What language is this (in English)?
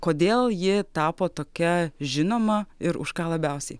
Lithuanian